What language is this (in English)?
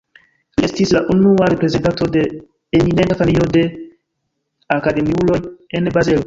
Esperanto